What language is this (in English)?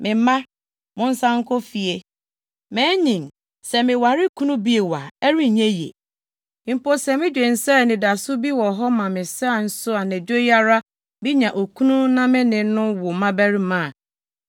Akan